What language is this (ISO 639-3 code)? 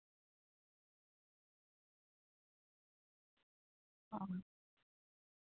sat